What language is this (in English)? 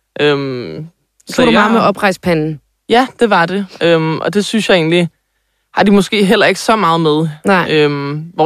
Danish